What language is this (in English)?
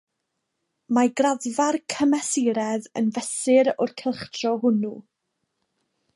Welsh